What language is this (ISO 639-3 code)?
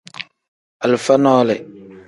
kdh